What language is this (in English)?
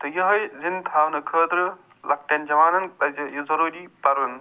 Kashmiri